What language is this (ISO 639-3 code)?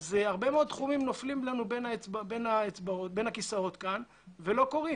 heb